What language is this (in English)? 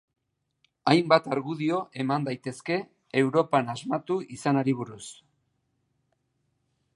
Basque